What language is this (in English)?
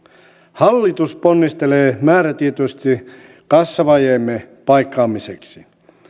Finnish